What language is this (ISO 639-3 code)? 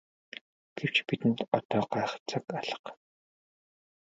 mon